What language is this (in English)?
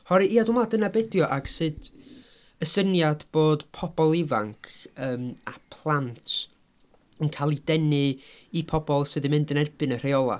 Welsh